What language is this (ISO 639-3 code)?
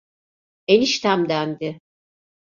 tur